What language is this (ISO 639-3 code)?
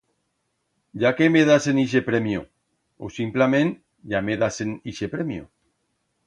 arg